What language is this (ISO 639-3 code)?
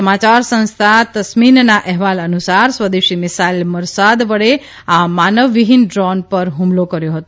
guj